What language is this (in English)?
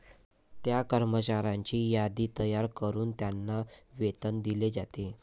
Marathi